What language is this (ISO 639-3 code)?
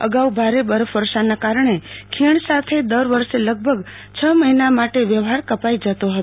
guj